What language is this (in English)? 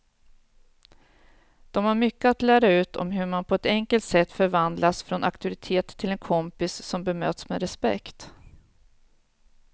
Swedish